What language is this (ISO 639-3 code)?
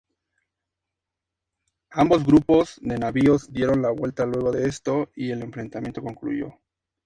spa